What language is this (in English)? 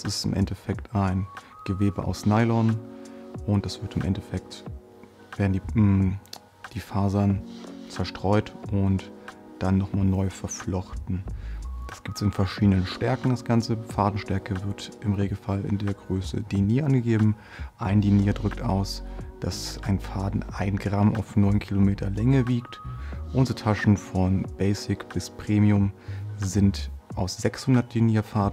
German